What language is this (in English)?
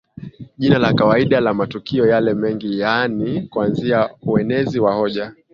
Swahili